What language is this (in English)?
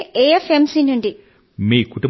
Telugu